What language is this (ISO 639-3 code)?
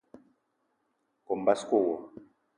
eto